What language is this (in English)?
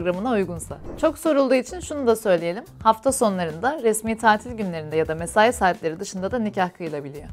Turkish